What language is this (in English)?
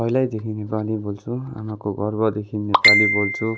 Nepali